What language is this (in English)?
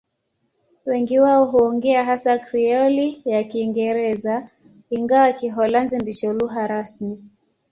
Swahili